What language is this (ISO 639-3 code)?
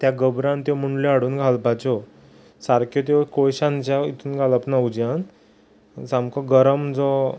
kok